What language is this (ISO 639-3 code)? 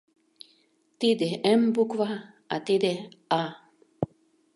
chm